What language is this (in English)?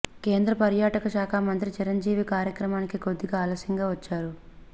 Telugu